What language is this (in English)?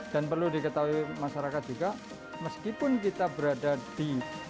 Indonesian